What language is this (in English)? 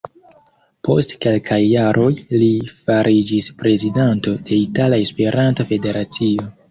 Esperanto